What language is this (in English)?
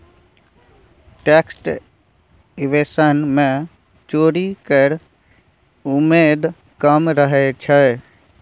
Maithili